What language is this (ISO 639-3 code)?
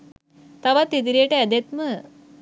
sin